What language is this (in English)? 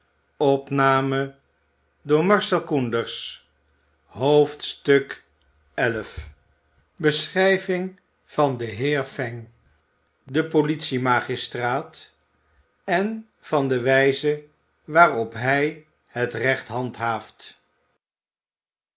Dutch